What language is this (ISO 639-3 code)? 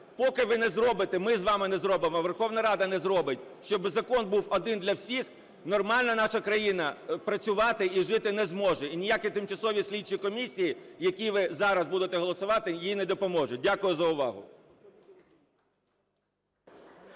ukr